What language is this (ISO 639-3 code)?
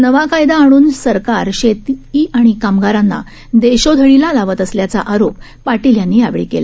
mar